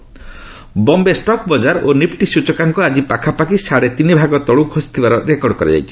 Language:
Odia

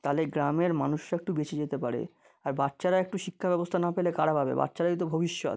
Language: Bangla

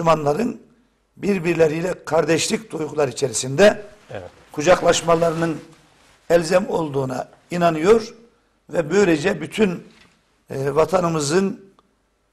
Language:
Turkish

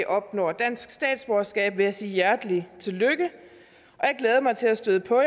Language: Danish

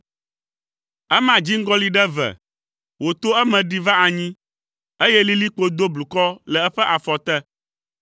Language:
Ewe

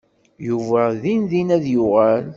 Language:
Kabyle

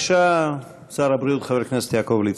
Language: Hebrew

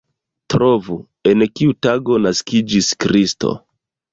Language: Esperanto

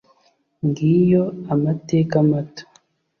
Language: Kinyarwanda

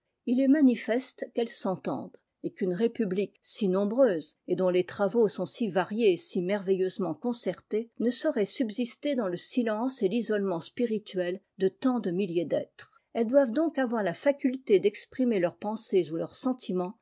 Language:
French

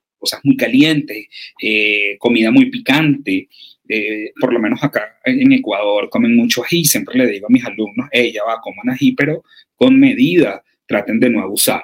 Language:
Spanish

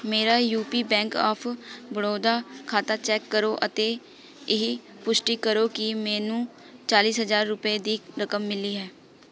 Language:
Punjabi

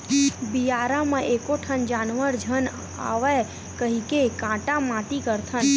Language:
Chhattisgarhi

